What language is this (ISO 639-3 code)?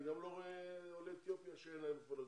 heb